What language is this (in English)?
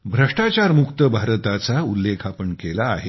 Marathi